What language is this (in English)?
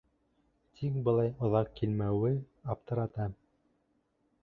Bashkir